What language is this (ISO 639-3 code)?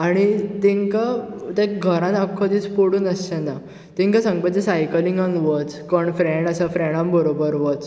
kok